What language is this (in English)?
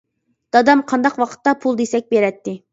Uyghur